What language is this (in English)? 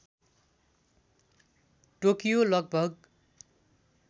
Nepali